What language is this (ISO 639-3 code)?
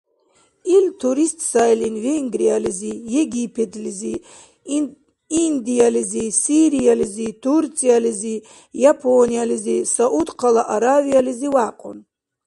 dar